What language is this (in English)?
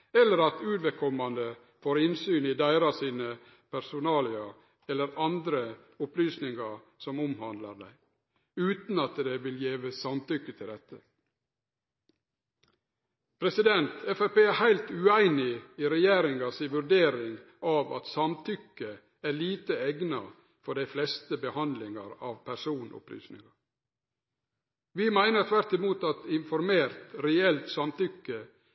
Norwegian Nynorsk